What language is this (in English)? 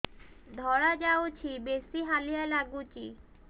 Odia